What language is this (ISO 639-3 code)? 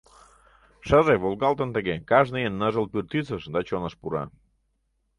chm